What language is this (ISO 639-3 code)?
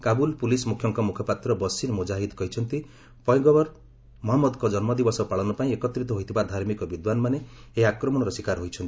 ori